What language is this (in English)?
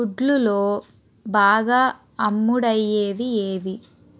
Telugu